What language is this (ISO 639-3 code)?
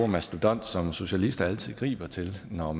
dan